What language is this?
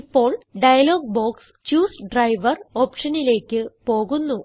Malayalam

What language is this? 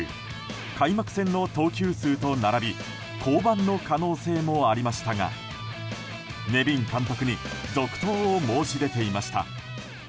Japanese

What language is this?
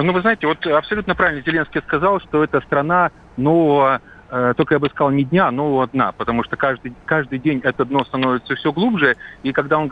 Russian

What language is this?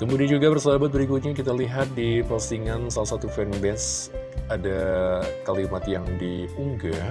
Indonesian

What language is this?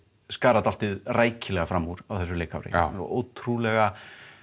Icelandic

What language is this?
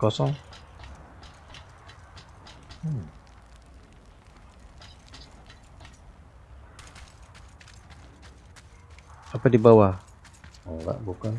Indonesian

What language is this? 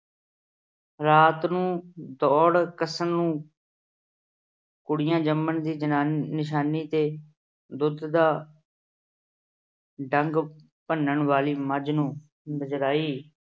Punjabi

